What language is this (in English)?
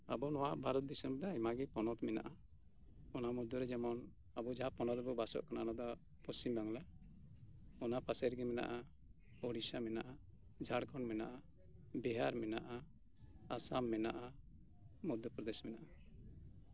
Santali